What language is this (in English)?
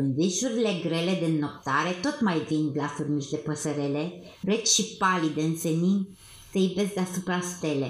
Romanian